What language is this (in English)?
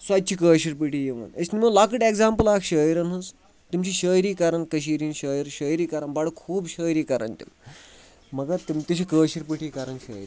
Kashmiri